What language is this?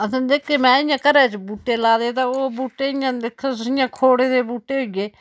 Dogri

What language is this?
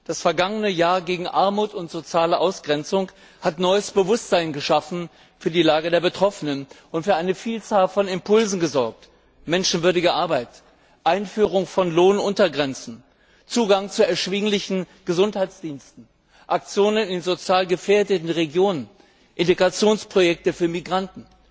German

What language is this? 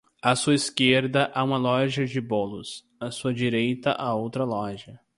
Portuguese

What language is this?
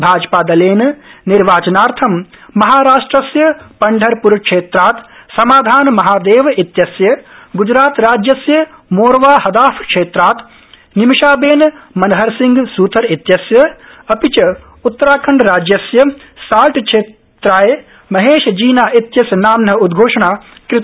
Sanskrit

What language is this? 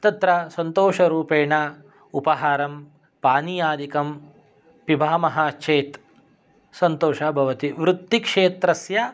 Sanskrit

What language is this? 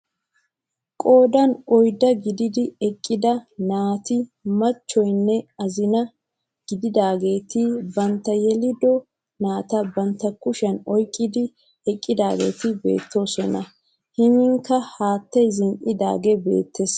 Wolaytta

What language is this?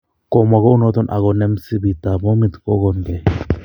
Kalenjin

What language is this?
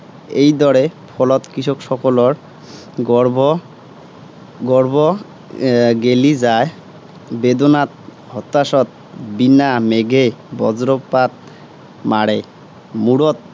Assamese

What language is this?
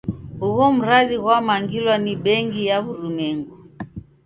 Taita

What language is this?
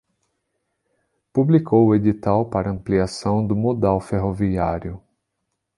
Portuguese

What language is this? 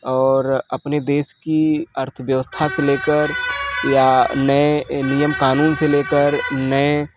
Hindi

